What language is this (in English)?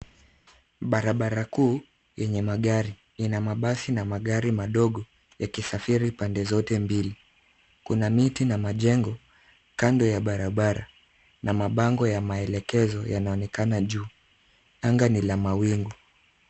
Swahili